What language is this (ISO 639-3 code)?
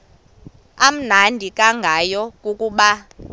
xho